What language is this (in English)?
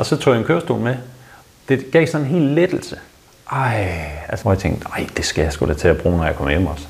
Danish